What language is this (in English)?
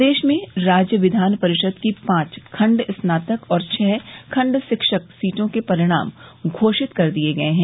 Hindi